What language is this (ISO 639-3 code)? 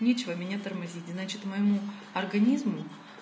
rus